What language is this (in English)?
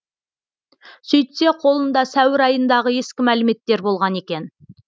Kazakh